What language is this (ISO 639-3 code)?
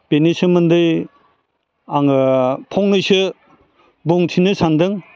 brx